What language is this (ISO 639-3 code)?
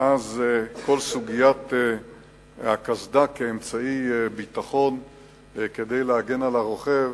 heb